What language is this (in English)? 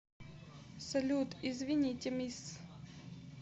Russian